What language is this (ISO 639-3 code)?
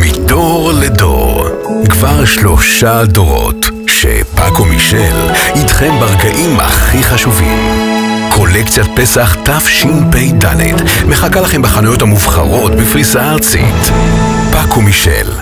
heb